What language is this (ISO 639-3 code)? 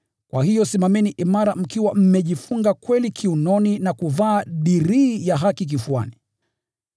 swa